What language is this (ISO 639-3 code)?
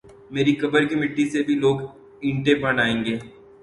urd